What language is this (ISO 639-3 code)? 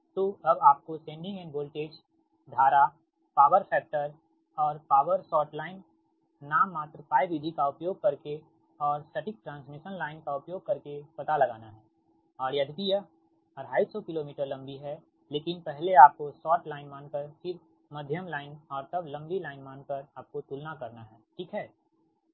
hin